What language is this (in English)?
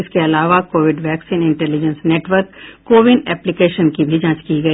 Hindi